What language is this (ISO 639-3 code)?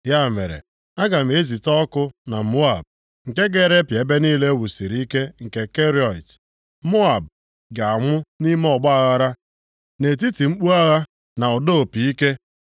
ibo